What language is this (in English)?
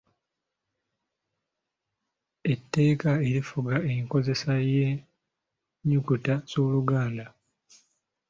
Ganda